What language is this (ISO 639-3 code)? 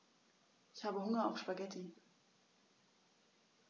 deu